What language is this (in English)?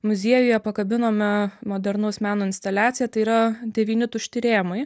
Lithuanian